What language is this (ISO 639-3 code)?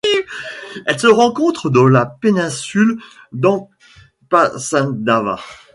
fra